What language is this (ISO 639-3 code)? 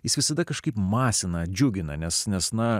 lit